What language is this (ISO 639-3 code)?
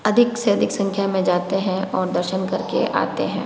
hin